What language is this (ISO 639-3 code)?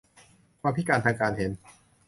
tha